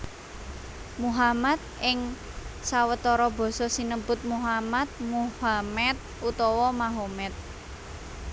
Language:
Javanese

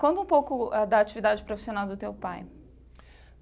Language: Portuguese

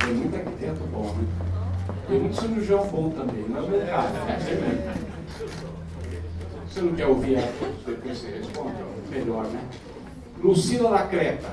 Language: Portuguese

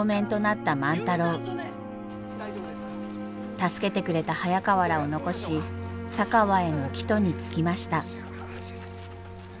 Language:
Japanese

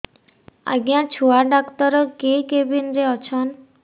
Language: Odia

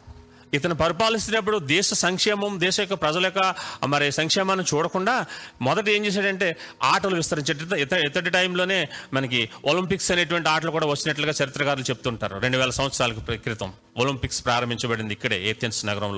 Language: Telugu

